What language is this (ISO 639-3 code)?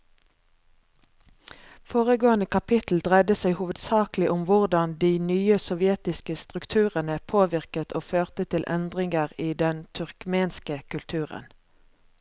nor